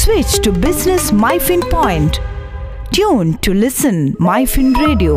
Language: Malayalam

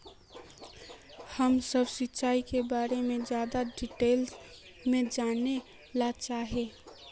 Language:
Magahi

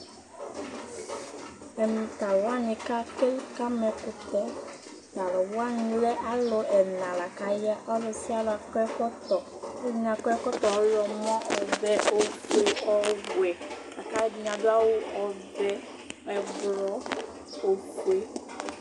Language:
Ikposo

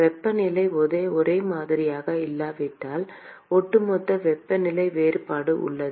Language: Tamil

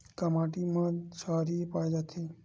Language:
Chhattisgarhi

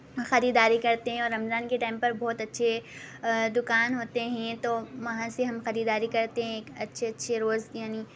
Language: Urdu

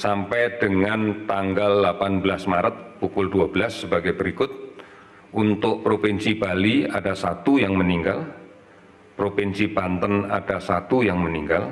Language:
Indonesian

